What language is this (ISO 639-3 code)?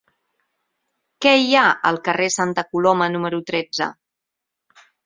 cat